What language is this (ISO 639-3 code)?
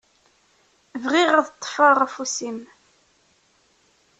kab